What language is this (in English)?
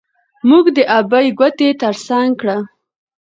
Pashto